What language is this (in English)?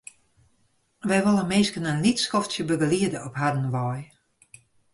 Western Frisian